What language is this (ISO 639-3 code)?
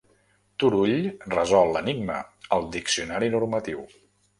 cat